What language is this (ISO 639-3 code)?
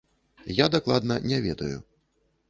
bel